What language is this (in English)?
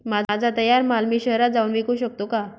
Marathi